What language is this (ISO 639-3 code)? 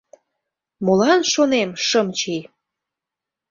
chm